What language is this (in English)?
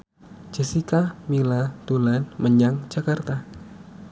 Javanese